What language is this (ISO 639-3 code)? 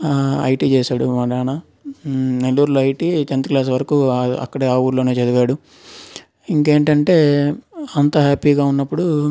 tel